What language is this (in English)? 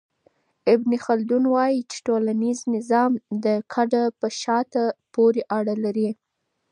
Pashto